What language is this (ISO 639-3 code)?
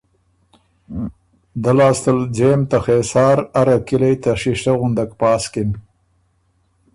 oru